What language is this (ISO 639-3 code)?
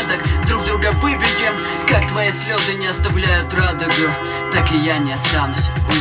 rus